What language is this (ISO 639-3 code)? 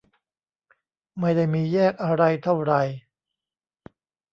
tha